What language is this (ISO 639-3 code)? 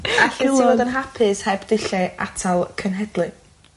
cym